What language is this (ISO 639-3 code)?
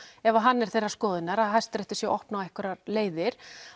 isl